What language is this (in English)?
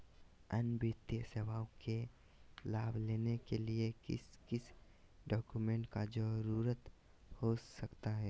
Magahi